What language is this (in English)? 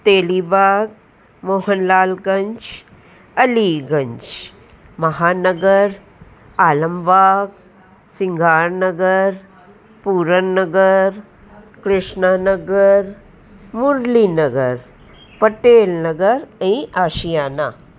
Sindhi